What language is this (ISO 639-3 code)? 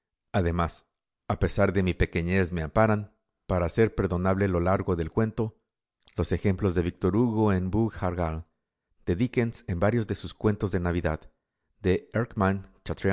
spa